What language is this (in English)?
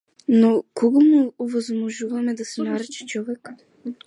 Macedonian